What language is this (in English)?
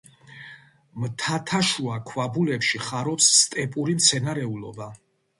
Georgian